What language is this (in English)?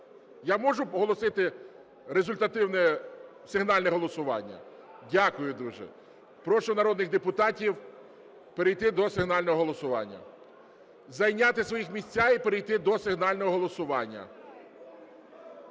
Ukrainian